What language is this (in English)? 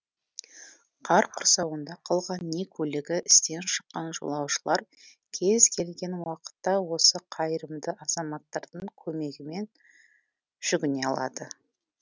Kazakh